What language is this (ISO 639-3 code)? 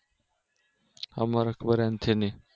guj